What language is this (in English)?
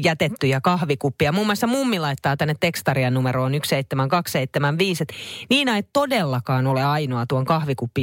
Finnish